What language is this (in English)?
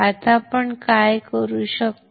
Marathi